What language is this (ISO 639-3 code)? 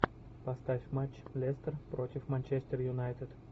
rus